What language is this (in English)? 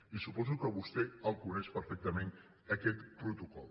Catalan